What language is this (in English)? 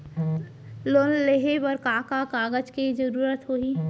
Chhattisgarhi